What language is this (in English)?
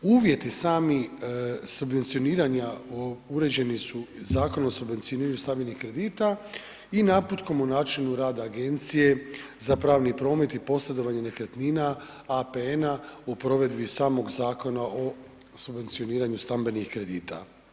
Croatian